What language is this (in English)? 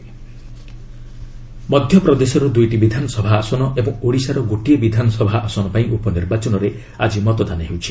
Odia